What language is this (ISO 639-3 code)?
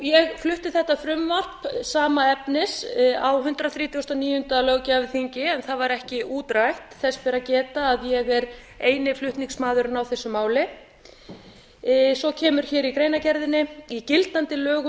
isl